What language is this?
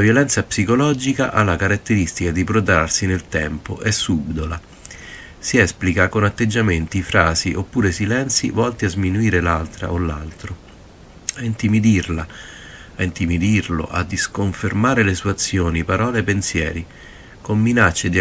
Italian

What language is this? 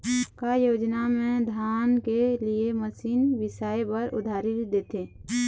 Chhattisgarhi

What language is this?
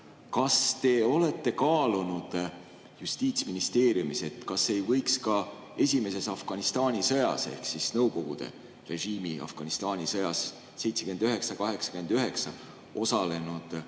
Estonian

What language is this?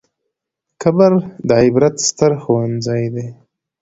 Pashto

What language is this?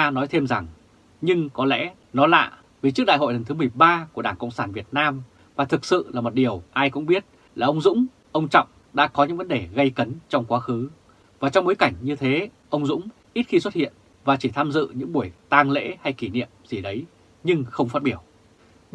Vietnamese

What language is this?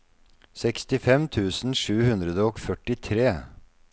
Norwegian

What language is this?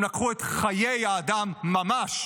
Hebrew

